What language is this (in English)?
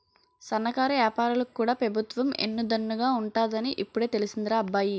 Telugu